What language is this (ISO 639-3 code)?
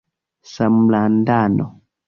epo